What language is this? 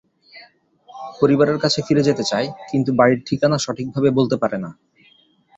Bangla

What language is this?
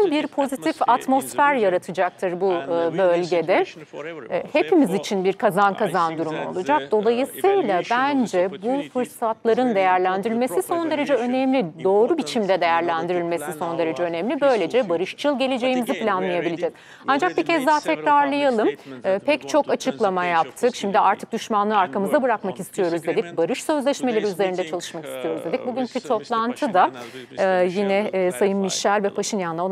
Turkish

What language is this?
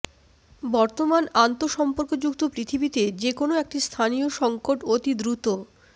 Bangla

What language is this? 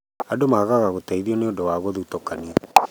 Kikuyu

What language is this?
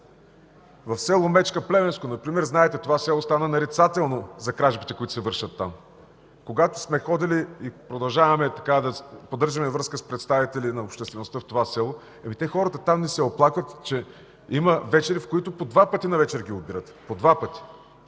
Bulgarian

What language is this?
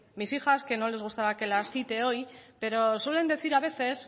Spanish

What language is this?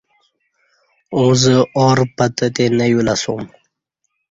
Kati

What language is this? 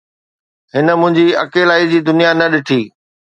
Sindhi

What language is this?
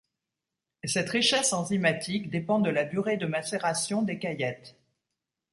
French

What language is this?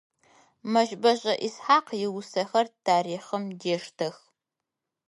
Adyghe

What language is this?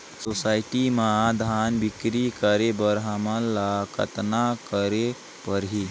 Chhattisgarhi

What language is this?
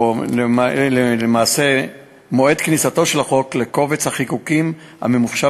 Hebrew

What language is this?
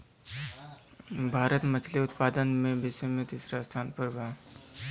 Bhojpuri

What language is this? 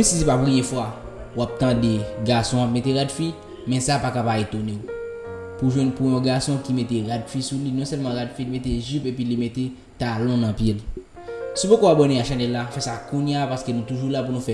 French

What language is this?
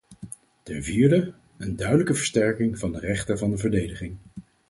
Dutch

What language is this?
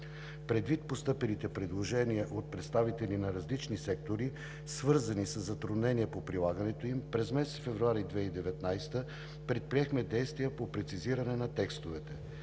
Bulgarian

